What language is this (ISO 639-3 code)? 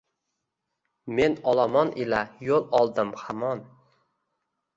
uzb